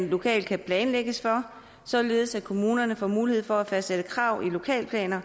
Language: Danish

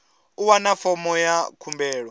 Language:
Venda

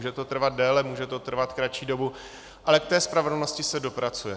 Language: Czech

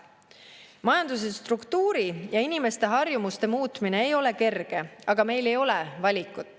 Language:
Estonian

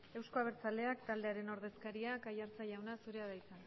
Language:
Basque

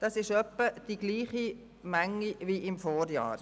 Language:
Swiss German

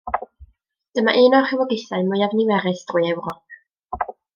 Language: Welsh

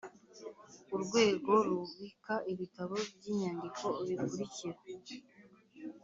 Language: Kinyarwanda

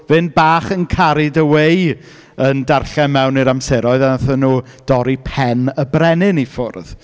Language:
Welsh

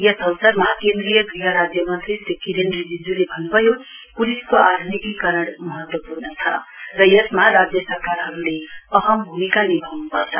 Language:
Nepali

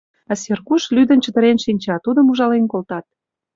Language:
Mari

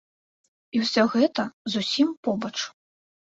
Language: Belarusian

